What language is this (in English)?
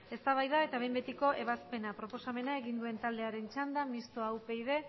Basque